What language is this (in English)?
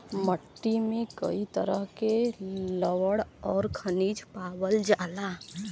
Bhojpuri